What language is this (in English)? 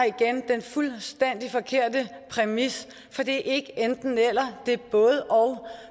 Danish